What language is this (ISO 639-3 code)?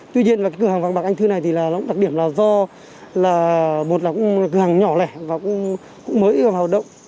vie